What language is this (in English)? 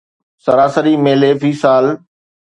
Sindhi